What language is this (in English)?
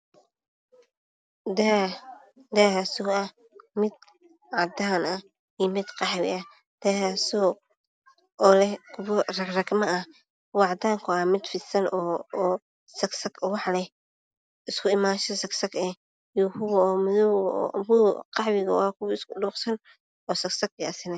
Somali